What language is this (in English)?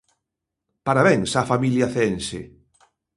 Galician